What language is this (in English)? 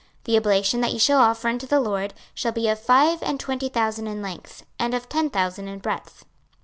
English